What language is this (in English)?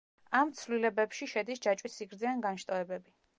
Georgian